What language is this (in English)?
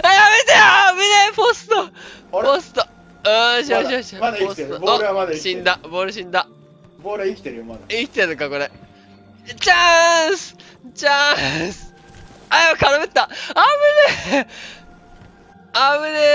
Japanese